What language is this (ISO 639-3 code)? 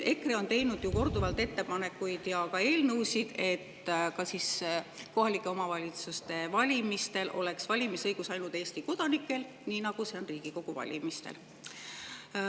est